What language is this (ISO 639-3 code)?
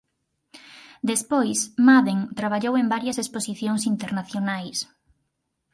glg